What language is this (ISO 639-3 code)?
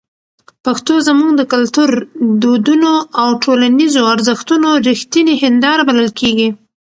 pus